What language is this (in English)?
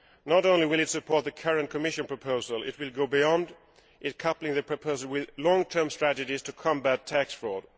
English